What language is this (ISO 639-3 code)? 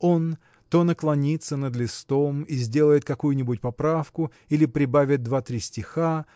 rus